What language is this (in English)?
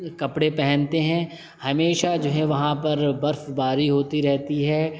Urdu